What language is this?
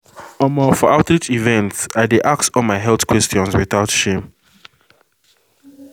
Nigerian Pidgin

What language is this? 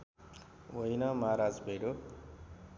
Nepali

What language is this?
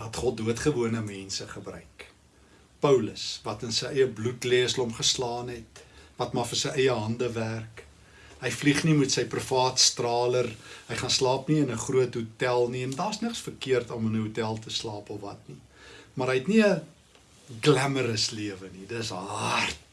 Dutch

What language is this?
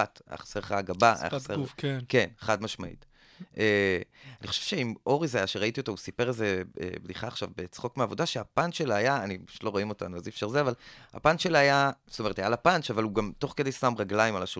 Hebrew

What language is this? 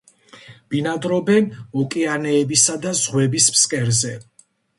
Georgian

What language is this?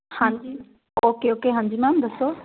Punjabi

